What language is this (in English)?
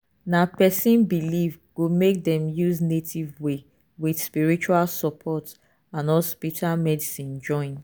Nigerian Pidgin